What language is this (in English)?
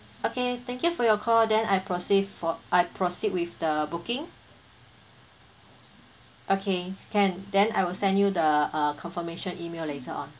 English